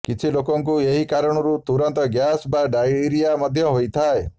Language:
Odia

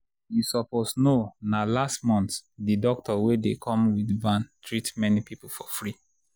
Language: Nigerian Pidgin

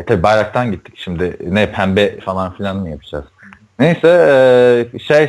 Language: Turkish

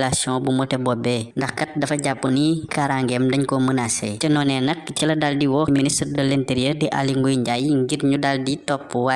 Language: Italian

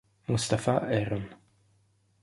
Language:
Italian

